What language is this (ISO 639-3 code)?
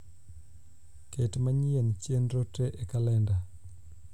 luo